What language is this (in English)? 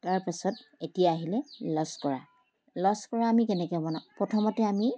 Assamese